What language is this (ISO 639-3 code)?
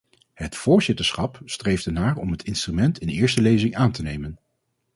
nld